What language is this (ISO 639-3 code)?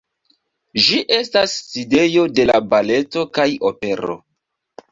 epo